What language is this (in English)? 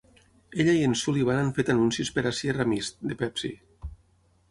Catalan